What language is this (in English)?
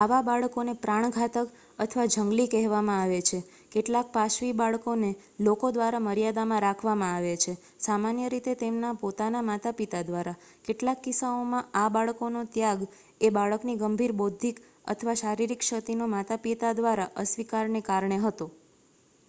Gujarati